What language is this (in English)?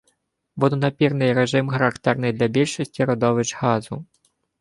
Ukrainian